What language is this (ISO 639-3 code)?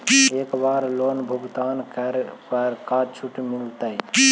mag